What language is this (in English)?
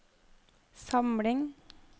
Norwegian